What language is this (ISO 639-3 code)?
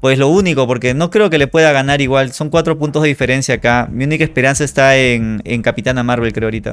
spa